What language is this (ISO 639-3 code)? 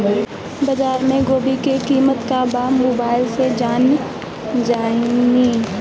bho